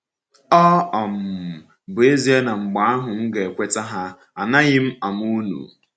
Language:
Igbo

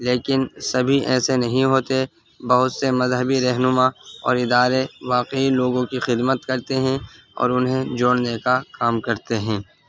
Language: Urdu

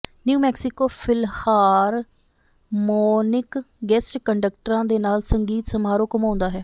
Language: Punjabi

